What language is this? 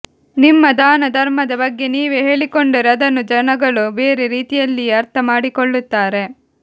Kannada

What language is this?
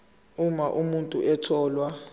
Zulu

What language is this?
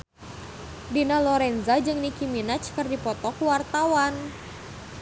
Sundanese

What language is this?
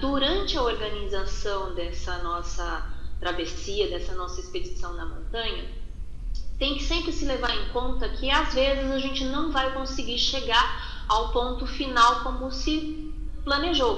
Portuguese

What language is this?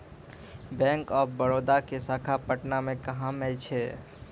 Maithili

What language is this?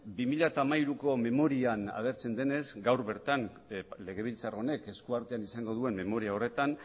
Basque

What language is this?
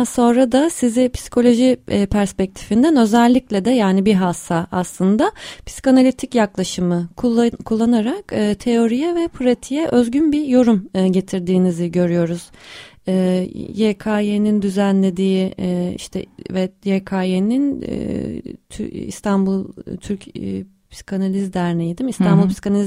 Turkish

